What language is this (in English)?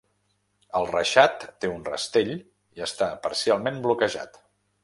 Catalan